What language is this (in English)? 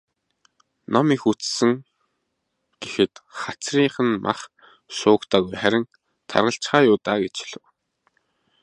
Mongolian